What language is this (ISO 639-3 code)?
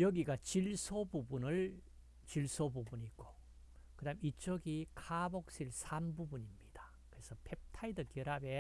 kor